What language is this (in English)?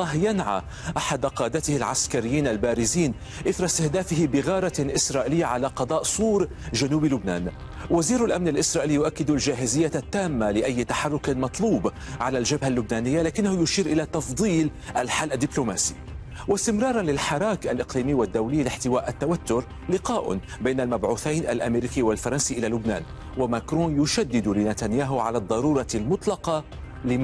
Arabic